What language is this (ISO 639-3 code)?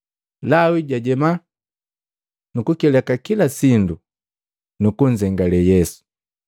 mgv